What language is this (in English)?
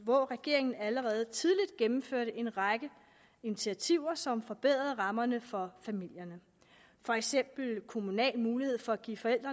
Danish